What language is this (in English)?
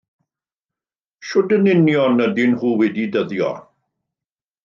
Welsh